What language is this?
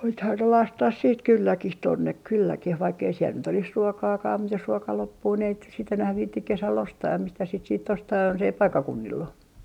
Finnish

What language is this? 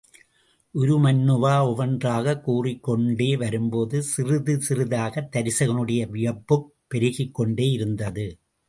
Tamil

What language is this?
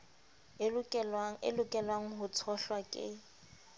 Southern Sotho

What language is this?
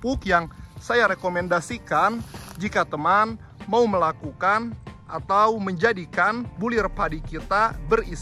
Indonesian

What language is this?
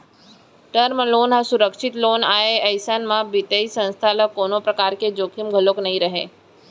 Chhattisgarhi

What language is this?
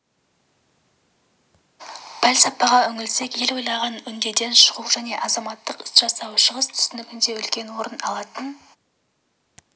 Kazakh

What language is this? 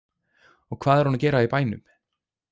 Icelandic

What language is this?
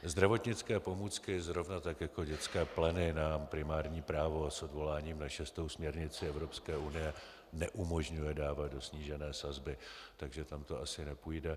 Czech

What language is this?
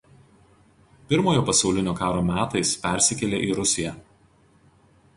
Lithuanian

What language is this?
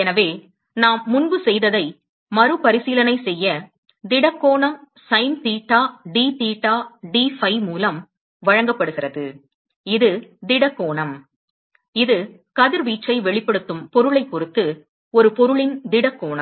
Tamil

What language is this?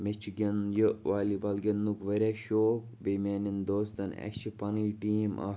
Kashmiri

